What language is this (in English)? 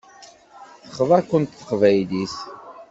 Kabyle